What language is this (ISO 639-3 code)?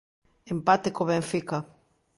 glg